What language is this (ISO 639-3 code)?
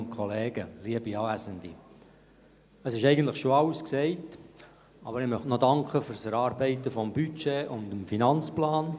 gsw